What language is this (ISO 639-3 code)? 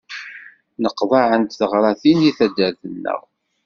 kab